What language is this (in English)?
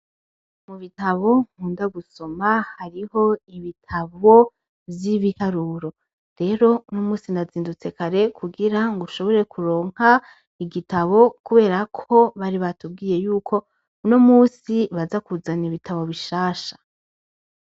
Rundi